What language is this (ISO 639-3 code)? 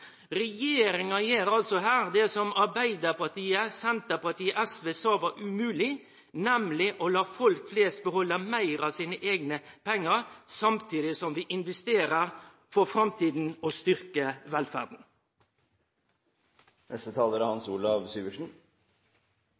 nno